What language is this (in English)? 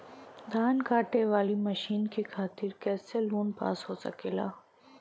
Bhojpuri